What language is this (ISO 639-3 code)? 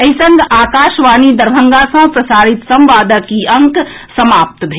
mai